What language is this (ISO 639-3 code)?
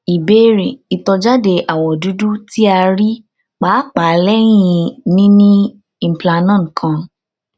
yor